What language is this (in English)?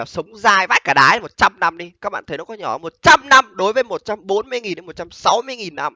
Vietnamese